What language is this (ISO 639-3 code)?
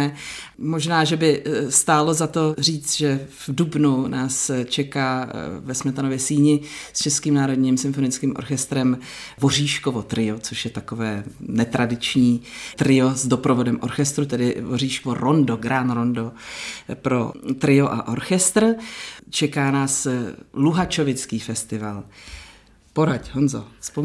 ces